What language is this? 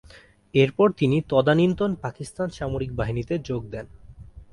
Bangla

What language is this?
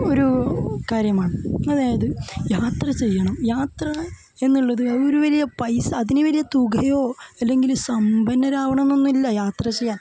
Malayalam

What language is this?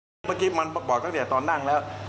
Thai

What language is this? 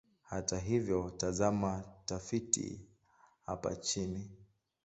Swahili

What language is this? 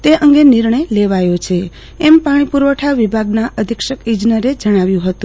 Gujarati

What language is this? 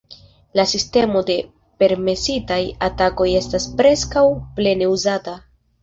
Esperanto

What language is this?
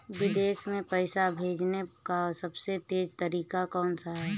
Hindi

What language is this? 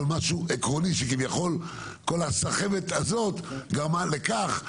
Hebrew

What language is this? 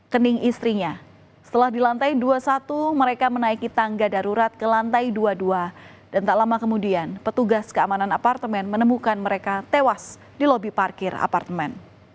Indonesian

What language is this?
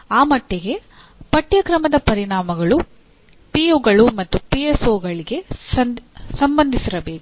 Kannada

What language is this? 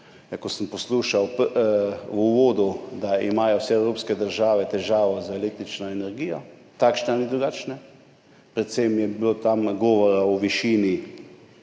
Slovenian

